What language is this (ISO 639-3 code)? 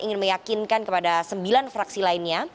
ind